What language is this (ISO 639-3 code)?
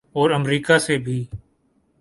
urd